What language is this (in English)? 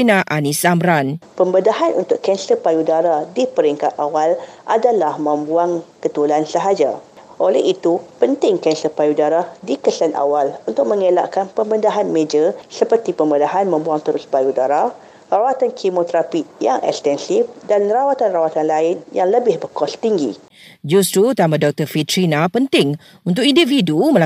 Malay